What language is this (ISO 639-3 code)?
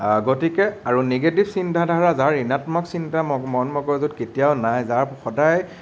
asm